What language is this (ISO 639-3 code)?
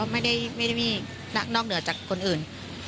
tha